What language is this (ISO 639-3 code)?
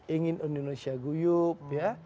ind